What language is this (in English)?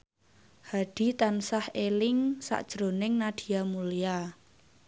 Javanese